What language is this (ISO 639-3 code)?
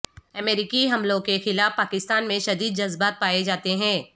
urd